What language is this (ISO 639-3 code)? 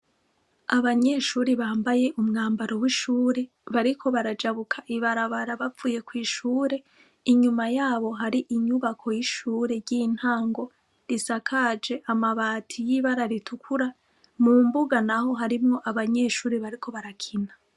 run